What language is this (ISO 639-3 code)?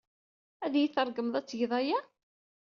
kab